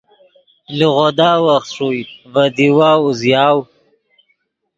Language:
Yidgha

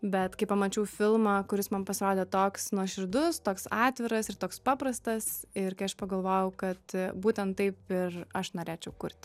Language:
Lithuanian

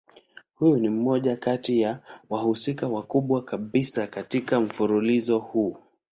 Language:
Swahili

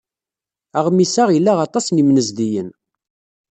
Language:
Kabyle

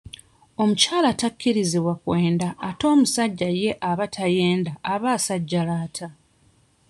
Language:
Ganda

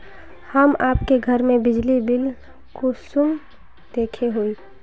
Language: Magahi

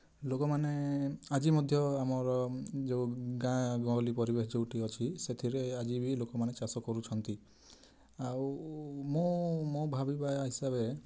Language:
Odia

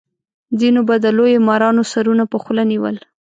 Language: Pashto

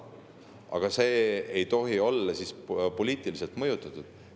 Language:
Estonian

